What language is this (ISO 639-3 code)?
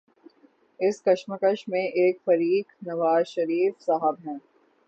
urd